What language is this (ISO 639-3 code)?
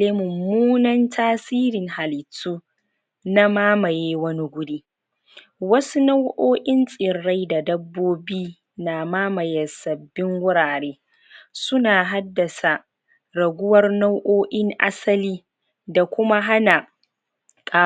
hau